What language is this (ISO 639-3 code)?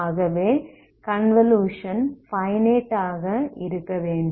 tam